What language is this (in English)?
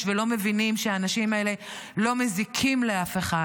Hebrew